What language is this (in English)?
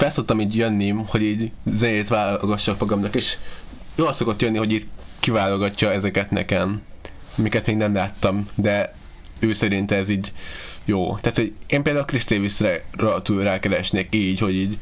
Hungarian